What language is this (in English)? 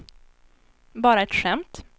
Swedish